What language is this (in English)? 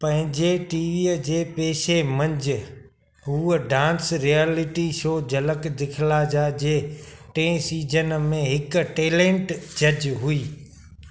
Sindhi